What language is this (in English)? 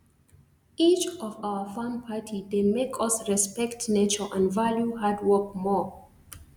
Nigerian Pidgin